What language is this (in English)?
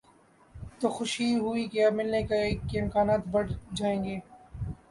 Urdu